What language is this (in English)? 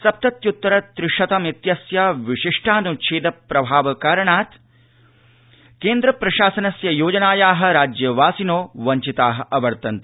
Sanskrit